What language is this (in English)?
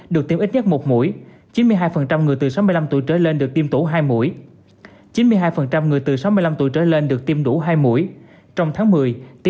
Vietnamese